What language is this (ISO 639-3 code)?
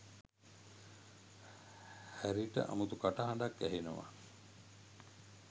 sin